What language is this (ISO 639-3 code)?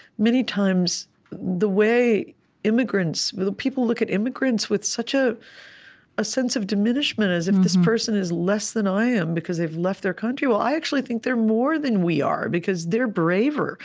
eng